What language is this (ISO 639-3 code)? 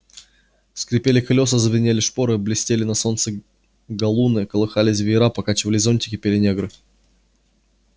rus